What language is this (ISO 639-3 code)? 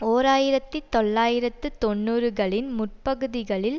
tam